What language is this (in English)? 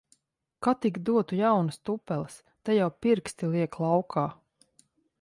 Latvian